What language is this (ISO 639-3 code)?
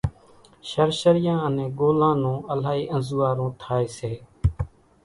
gjk